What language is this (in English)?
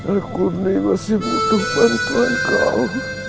Indonesian